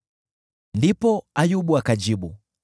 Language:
Swahili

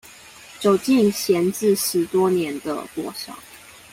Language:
Chinese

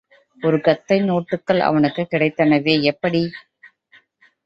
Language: Tamil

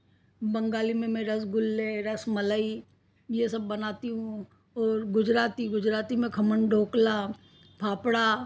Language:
Hindi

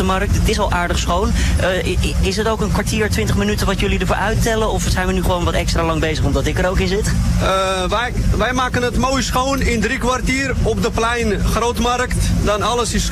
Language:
Dutch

